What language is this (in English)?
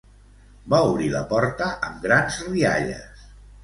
Catalan